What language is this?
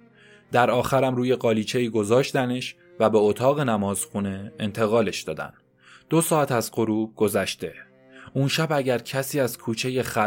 Persian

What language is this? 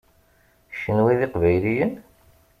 Kabyle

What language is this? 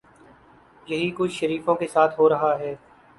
Urdu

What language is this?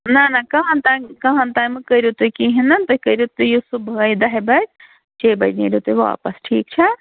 Kashmiri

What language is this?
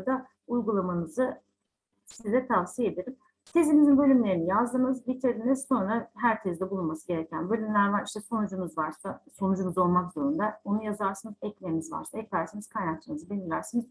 Turkish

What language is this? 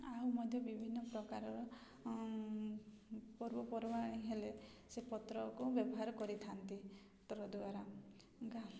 Odia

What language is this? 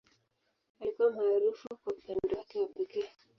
Swahili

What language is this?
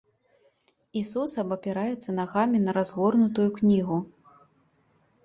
Belarusian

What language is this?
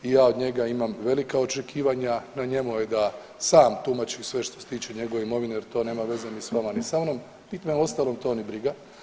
Croatian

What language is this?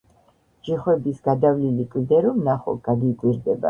Georgian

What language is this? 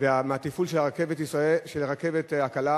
Hebrew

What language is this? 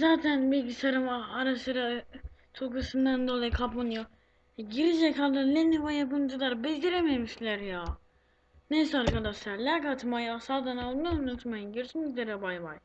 Turkish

